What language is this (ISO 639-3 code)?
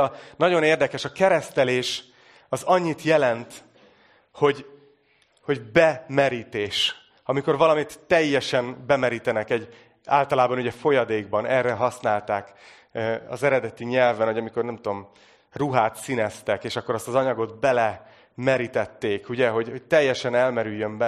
hun